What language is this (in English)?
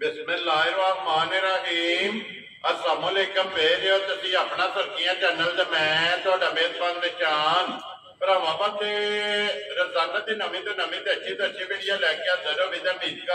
Punjabi